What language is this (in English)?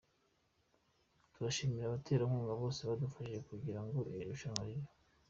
Kinyarwanda